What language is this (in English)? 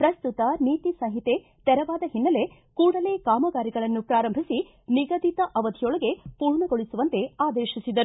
Kannada